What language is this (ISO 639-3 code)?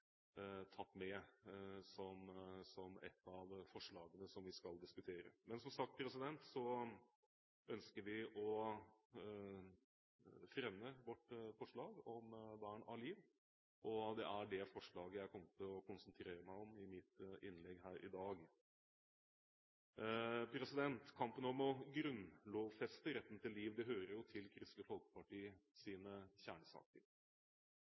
nob